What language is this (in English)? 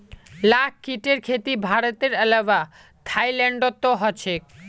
Magahi